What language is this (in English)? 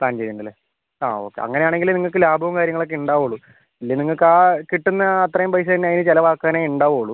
Malayalam